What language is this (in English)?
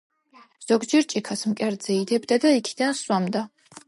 Georgian